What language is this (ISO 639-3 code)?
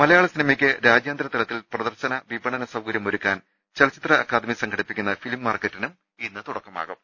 mal